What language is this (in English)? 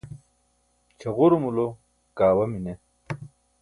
Burushaski